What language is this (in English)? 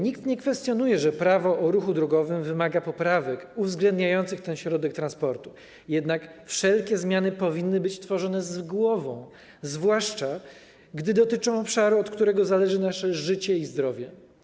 Polish